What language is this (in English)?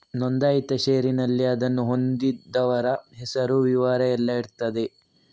Kannada